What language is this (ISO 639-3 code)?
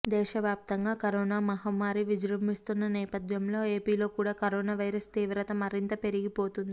tel